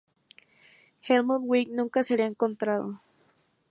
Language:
Spanish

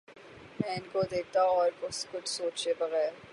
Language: Urdu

